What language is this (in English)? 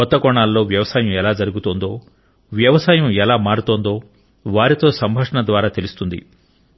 Telugu